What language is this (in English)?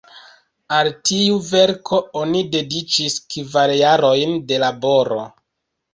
Esperanto